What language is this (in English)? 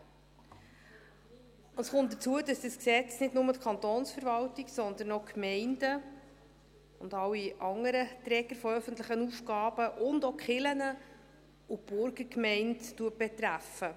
Swiss German